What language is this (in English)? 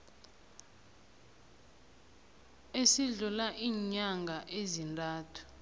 South Ndebele